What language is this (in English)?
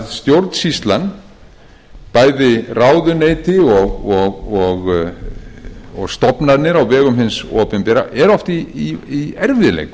Icelandic